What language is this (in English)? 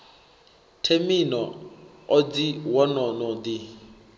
Venda